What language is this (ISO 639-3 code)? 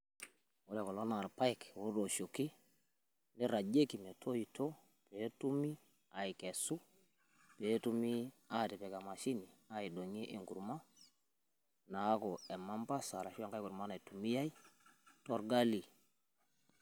mas